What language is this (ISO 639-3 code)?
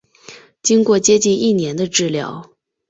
zho